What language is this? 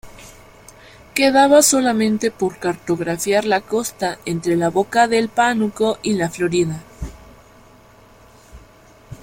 Spanish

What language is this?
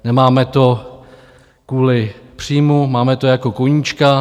Czech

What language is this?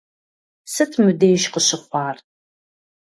Kabardian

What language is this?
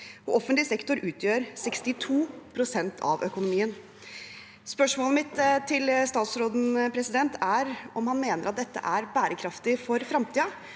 Norwegian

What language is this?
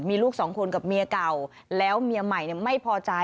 Thai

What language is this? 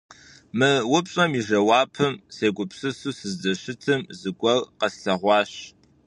Kabardian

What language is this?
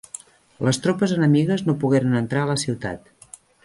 Catalan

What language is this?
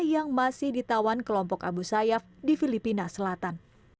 Indonesian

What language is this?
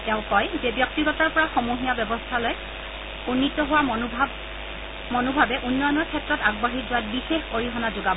Assamese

